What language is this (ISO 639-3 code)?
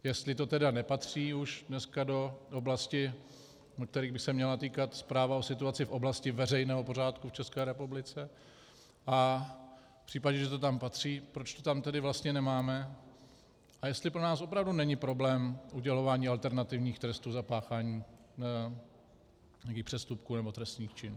ces